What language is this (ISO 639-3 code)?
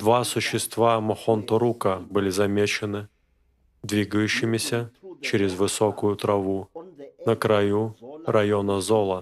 rus